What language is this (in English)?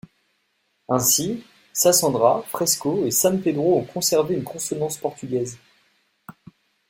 French